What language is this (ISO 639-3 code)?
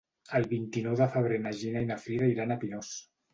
cat